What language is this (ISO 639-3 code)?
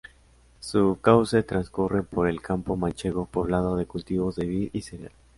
spa